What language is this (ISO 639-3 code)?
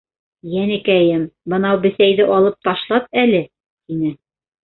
bak